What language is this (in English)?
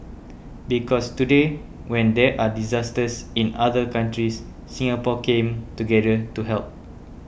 English